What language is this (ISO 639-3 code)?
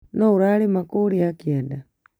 kik